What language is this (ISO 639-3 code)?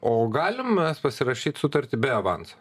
lit